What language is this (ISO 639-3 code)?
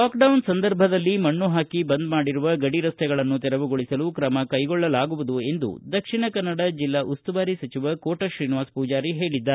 kan